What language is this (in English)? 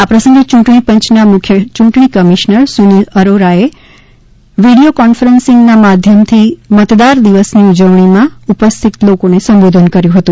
Gujarati